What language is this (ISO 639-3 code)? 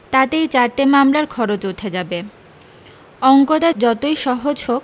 ben